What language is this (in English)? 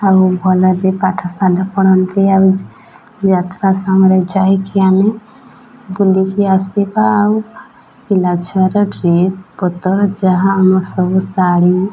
Odia